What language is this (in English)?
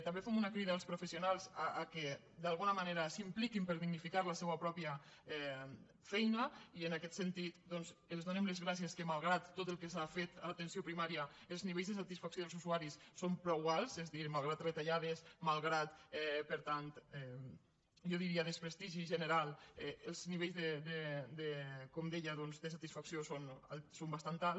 Catalan